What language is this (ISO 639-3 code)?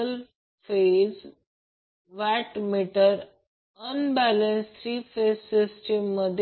mar